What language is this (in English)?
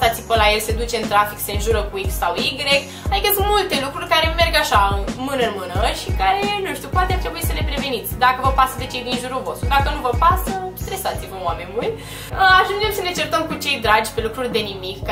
Romanian